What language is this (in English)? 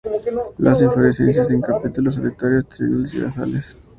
Spanish